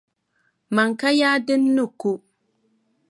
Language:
Dagbani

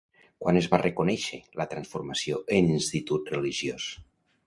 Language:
Catalan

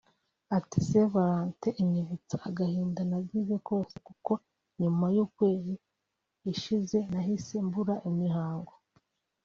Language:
Kinyarwanda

